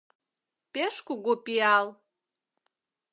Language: Mari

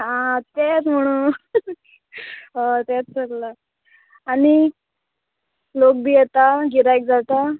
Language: Konkani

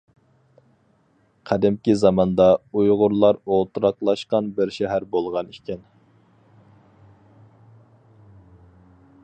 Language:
Uyghur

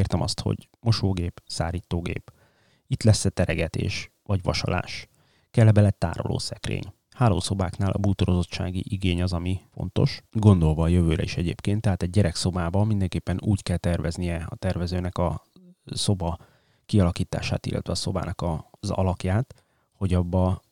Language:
Hungarian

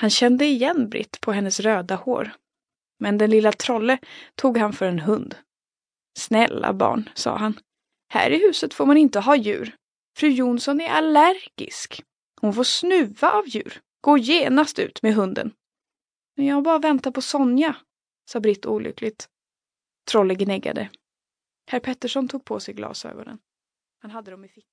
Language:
Swedish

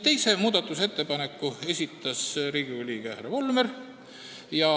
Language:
Estonian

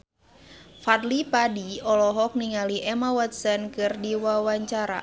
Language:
Sundanese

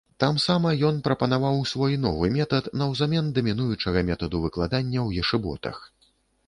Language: Belarusian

